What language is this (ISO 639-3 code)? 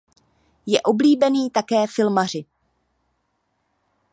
ces